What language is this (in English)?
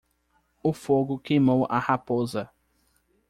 Portuguese